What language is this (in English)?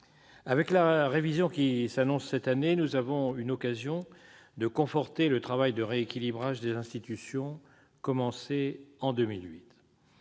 French